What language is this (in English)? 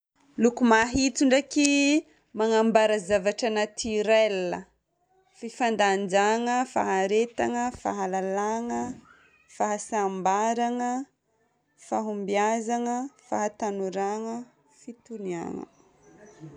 Northern Betsimisaraka Malagasy